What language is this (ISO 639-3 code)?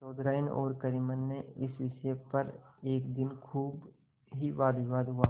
hin